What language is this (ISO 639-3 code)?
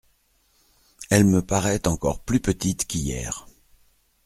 fra